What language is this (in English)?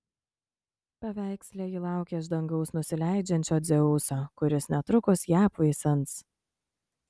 Lithuanian